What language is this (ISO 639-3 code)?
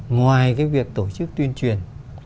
vie